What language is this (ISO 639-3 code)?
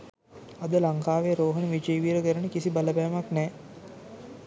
sin